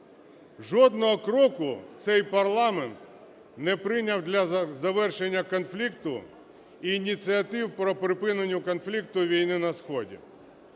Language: Ukrainian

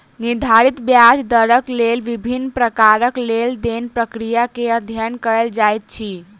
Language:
Maithili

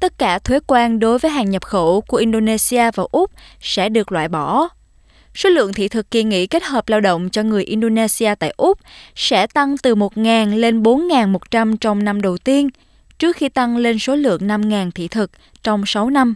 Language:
Vietnamese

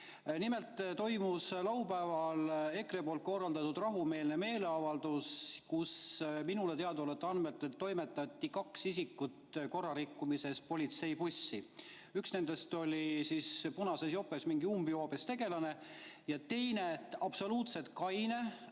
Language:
Estonian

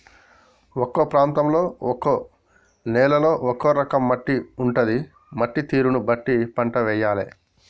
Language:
Telugu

